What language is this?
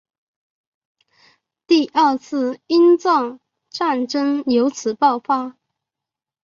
Chinese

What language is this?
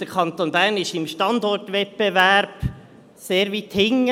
Swiss German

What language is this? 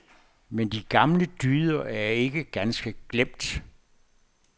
Danish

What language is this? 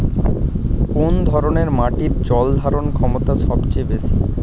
Bangla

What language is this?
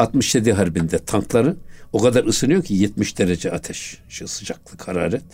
Turkish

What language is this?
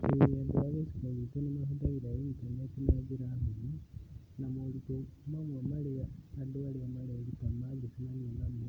Kikuyu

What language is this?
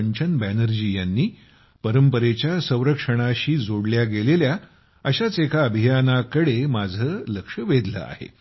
Marathi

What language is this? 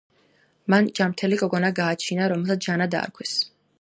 Georgian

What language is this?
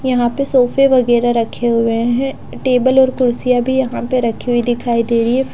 Hindi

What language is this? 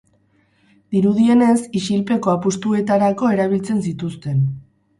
Basque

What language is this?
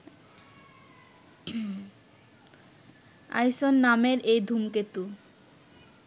Bangla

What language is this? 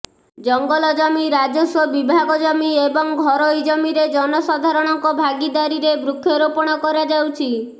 Odia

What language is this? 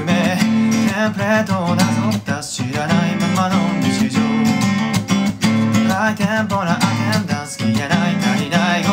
Japanese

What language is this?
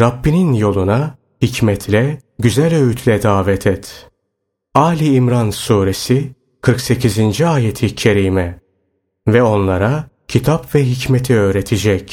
Turkish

